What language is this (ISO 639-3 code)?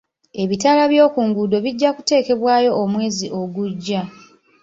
lug